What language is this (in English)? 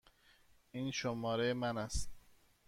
Persian